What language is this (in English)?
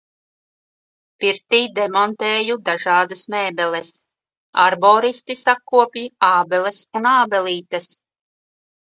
Latvian